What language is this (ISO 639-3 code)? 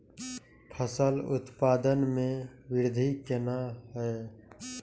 mai